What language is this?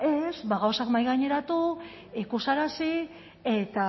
Basque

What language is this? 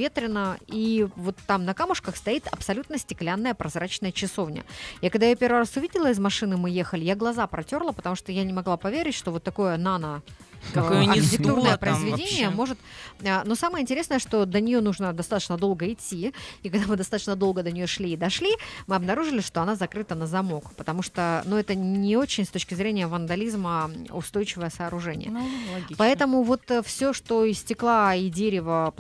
Russian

